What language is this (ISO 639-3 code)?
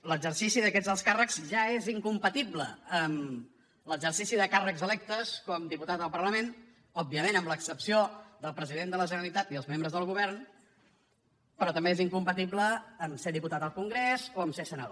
cat